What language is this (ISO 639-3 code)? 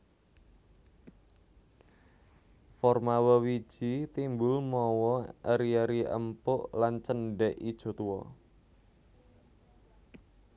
jav